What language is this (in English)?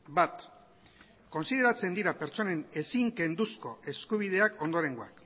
Basque